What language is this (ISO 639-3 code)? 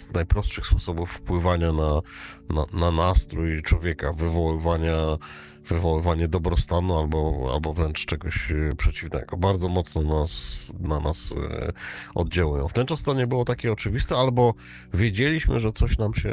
pol